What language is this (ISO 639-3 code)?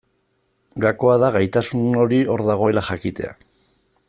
eus